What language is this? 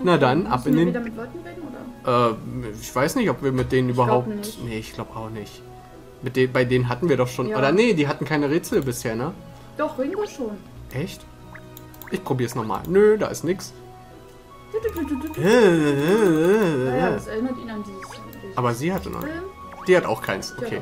German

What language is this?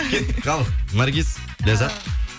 Kazakh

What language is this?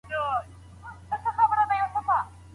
Pashto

